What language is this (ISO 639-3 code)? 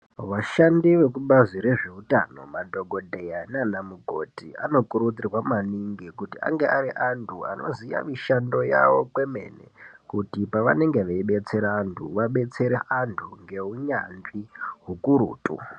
ndc